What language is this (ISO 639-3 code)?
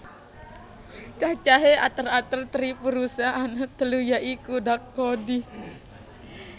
jav